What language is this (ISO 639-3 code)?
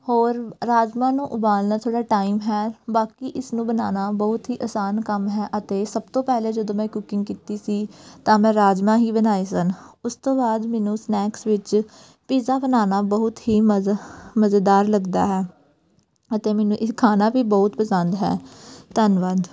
pan